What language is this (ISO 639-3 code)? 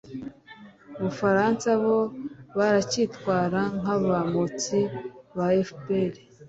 kin